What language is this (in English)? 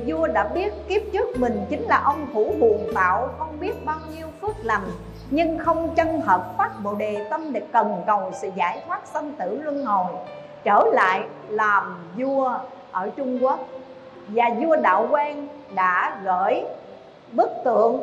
Vietnamese